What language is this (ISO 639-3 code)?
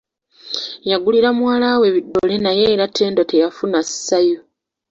lug